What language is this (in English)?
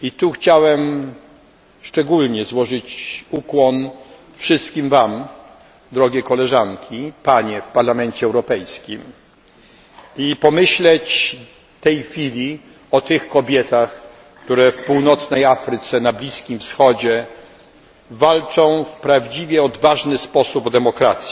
Polish